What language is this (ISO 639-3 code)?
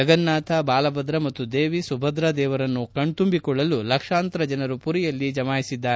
kan